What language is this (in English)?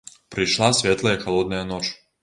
Belarusian